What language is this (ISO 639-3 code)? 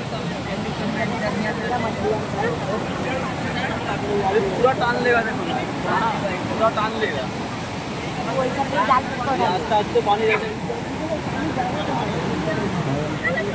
hin